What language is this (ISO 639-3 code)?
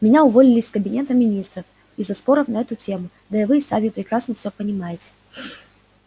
rus